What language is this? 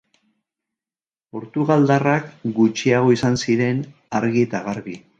Basque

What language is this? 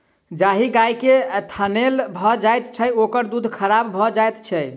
Maithili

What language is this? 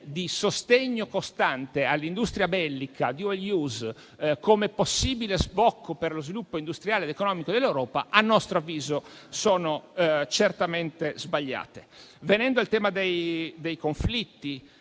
Italian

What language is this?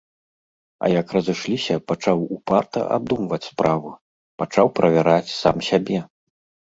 Belarusian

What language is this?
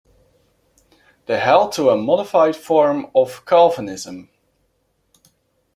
English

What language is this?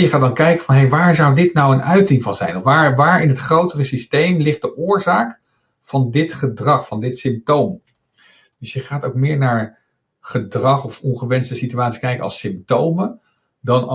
Dutch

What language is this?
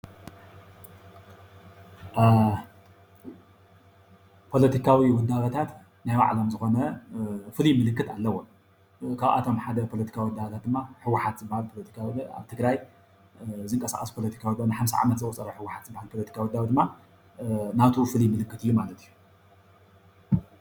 Tigrinya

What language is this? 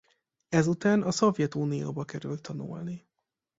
Hungarian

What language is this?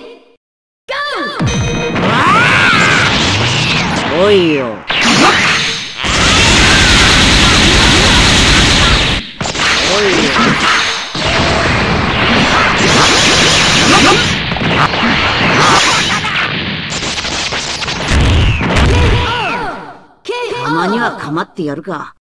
Japanese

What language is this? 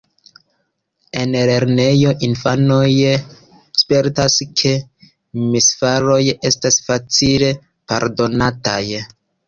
Esperanto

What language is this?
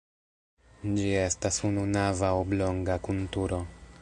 Esperanto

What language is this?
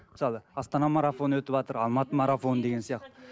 Kazakh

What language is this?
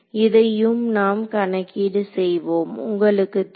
Tamil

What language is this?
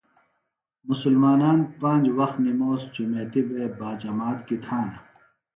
Phalura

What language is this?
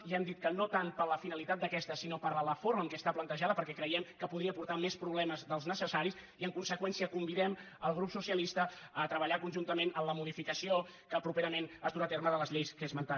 Catalan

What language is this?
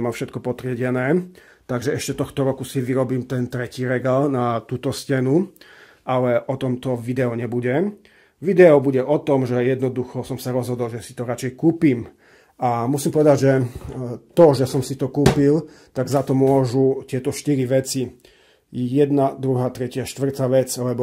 Czech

